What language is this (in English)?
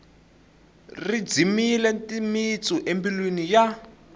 Tsonga